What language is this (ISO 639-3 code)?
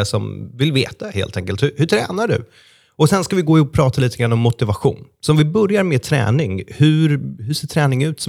swe